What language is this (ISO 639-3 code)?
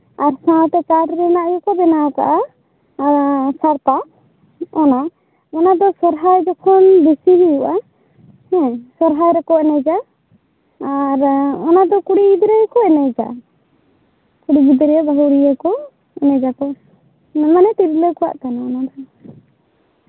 sat